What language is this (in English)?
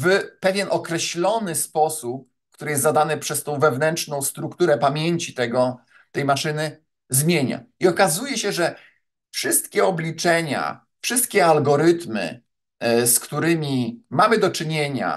Polish